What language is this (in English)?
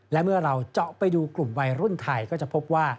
Thai